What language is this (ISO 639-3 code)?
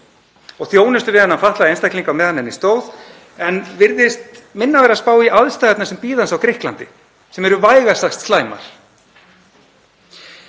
isl